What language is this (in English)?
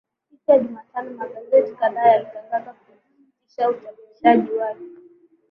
Swahili